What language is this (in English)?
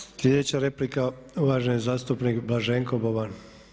Croatian